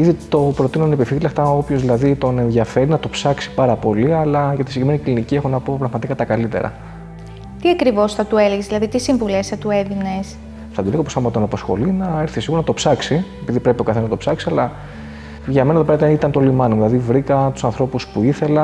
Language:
Greek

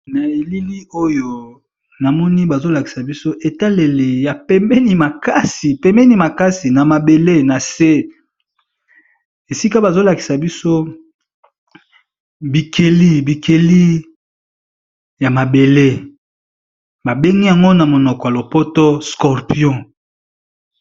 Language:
Lingala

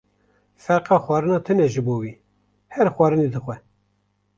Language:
Kurdish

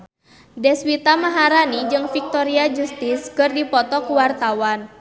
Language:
Sundanese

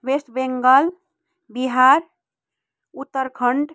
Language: Nepali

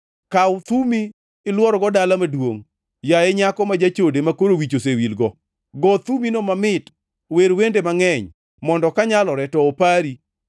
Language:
Luo (Kenya and Tanzania)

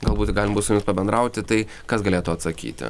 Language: Lithuanian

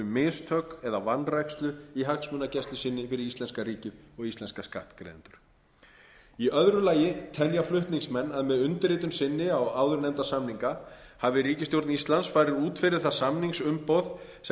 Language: Icelandic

